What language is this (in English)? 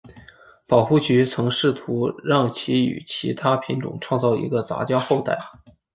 Chinese